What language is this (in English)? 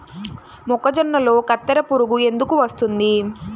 Telugu